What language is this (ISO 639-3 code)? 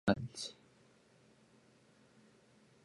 eng